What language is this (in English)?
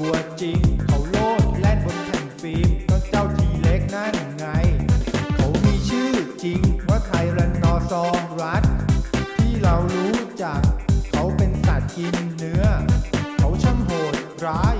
Thai